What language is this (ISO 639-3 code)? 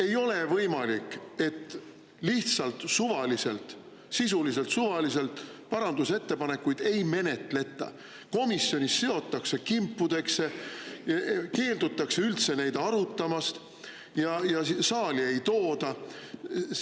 est